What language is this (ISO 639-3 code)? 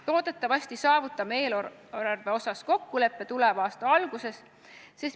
est